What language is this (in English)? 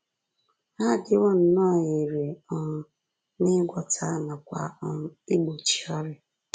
Igbo